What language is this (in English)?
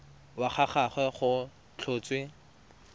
Tswana